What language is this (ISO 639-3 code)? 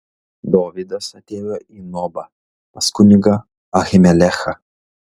lit